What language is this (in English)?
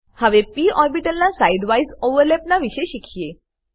Gujarati